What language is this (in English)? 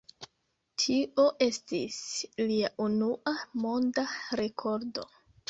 Esperanto